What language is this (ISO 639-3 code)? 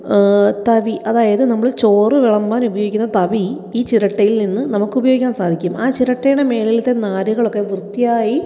mal